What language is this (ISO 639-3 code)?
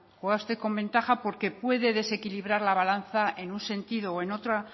spa